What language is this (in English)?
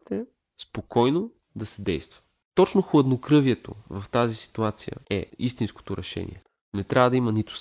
Bulgarian